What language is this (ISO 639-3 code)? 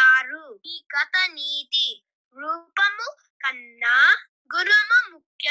tel